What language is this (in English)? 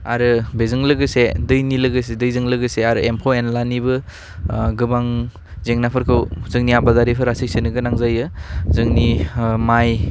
Bodo